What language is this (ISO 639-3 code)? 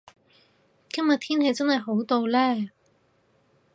yue